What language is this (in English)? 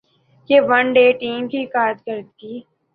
Urdu